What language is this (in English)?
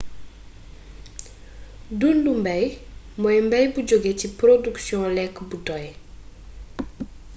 Wolof